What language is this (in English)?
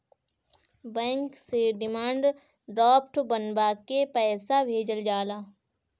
Bhojpuri